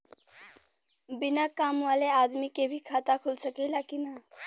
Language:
Bhojpuri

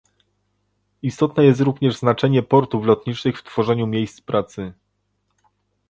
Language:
Polish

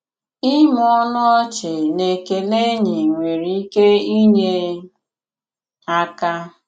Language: Igbo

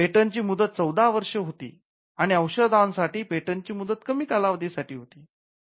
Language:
Marathi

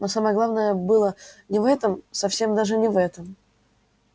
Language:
Russian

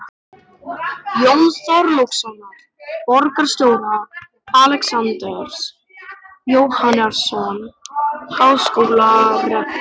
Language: Icelandic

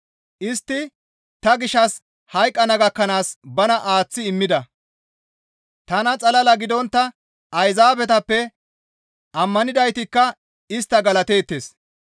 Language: Gamo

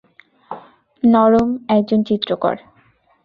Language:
Bangla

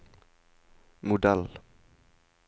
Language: Norwegian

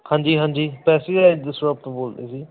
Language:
Punjabi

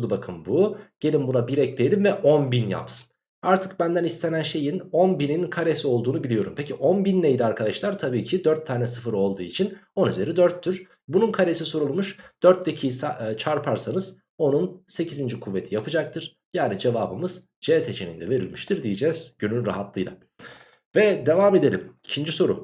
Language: Turkish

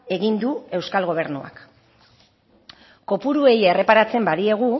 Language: Basque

